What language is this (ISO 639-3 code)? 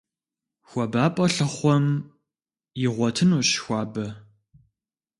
kbd